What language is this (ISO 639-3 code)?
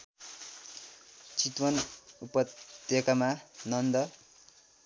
nep